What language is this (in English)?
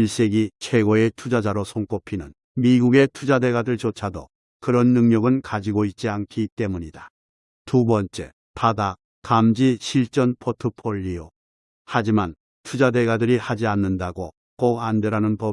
Korean